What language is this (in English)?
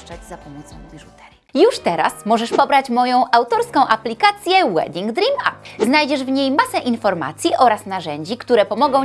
Polish